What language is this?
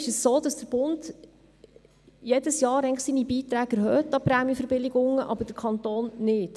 Swiss German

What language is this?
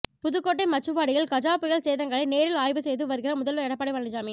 Tamil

